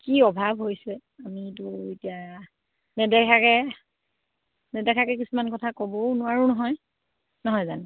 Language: Assamese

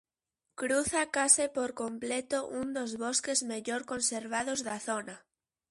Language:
Galician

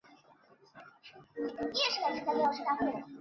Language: Chinese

